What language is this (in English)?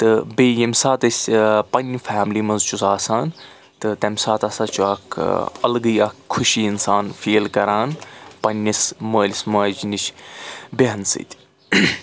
Kashmiri